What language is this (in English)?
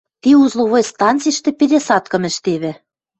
Western Mari